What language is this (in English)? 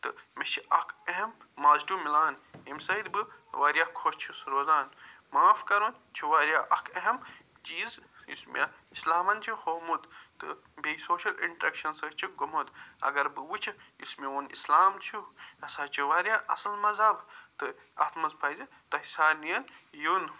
Kashmiri